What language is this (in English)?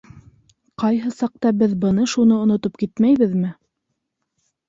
Bashkir